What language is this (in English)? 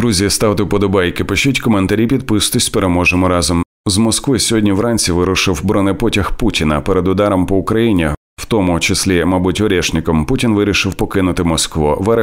Ukrainian